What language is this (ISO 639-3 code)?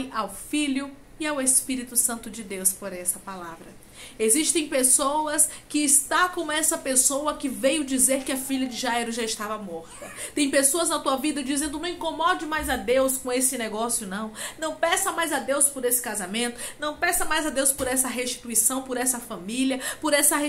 por